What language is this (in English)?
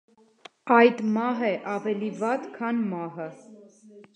Armenian